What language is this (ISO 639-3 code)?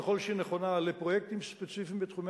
heb